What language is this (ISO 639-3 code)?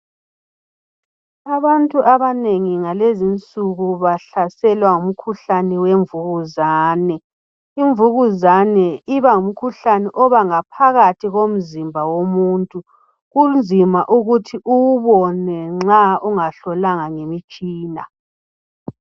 nde